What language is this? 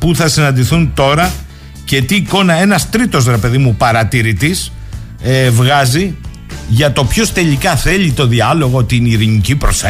Greek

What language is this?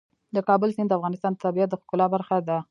Pashto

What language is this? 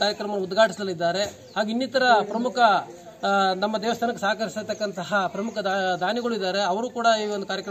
Romanian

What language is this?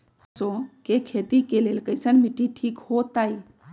Magahi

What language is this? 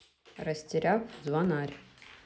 Russian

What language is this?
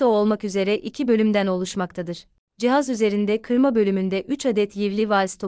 Turkish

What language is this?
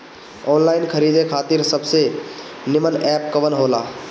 Bhojpuri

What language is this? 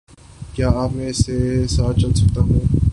Urdu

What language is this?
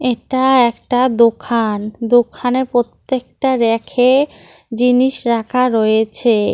Bangla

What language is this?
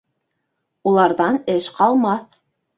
Bashkir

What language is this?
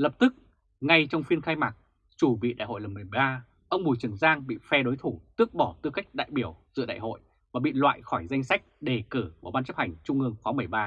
Vietnamese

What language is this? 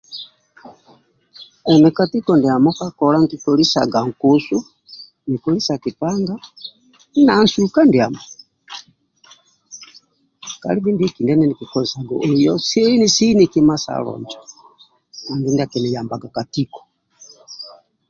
Amba (Uganda)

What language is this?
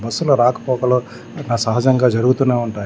Telugu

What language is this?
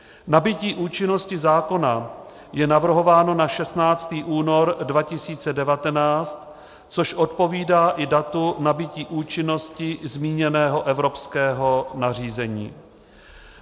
Czech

